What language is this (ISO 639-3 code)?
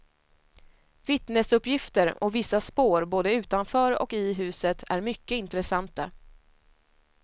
swe